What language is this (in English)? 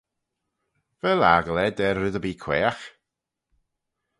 Manx